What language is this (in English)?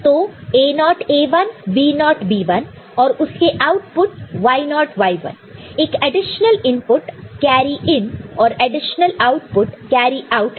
Hindi